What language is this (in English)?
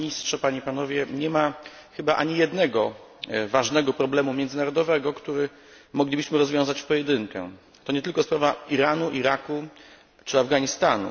Polish